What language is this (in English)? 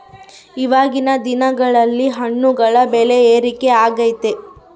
Kannada